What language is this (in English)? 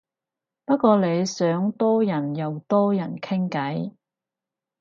Cantonese